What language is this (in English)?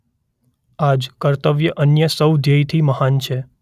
Gujarati